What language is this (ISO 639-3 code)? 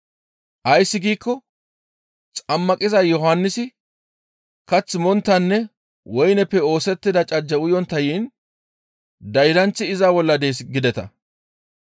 gmv